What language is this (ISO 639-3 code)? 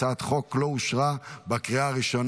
heb